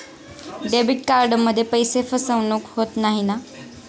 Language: Marathi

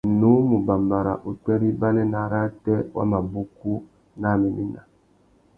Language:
Tuki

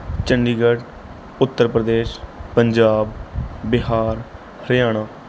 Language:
Punjabi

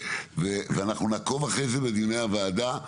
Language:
Hebrew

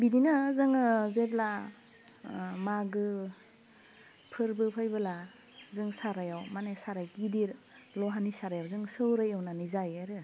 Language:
Bodo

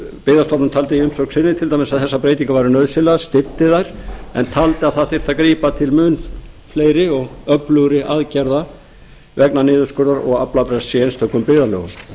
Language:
Icelandic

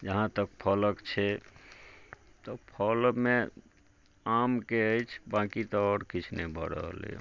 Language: Maithili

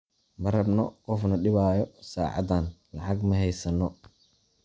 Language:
Somali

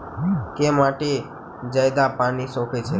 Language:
Maithili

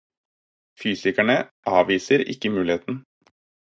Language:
Norwegian Bokmål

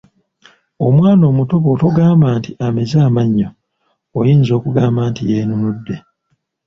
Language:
Ganda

